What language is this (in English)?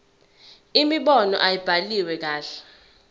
Zulu